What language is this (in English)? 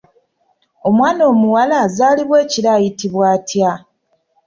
Ganda